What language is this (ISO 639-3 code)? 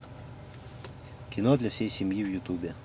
rus